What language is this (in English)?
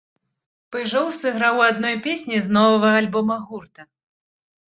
Belarusian